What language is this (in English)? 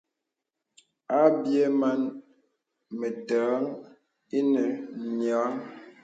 Bebele